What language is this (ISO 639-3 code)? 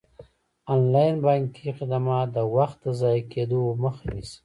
pus